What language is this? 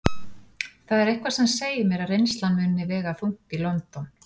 Icelandic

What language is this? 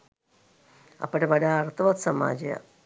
Sinhala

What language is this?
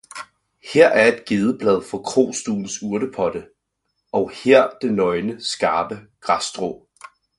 Danish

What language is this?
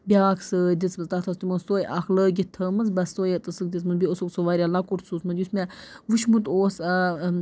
Kashmiri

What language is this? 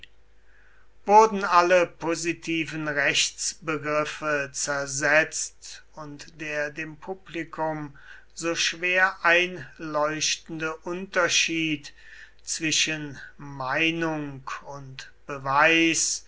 German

